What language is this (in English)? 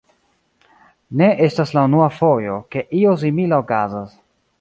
Esperanto